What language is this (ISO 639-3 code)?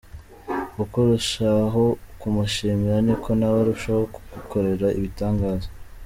kin